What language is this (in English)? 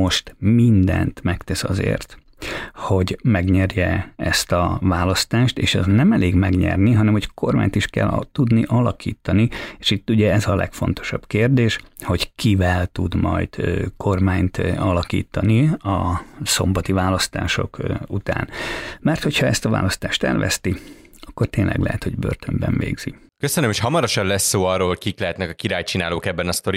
Hungarian